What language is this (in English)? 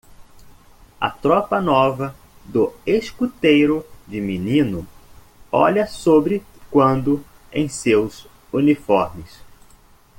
Portuguese